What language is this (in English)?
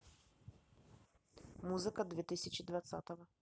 Russian